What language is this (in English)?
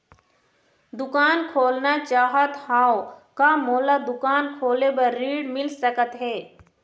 Chhattisgarhi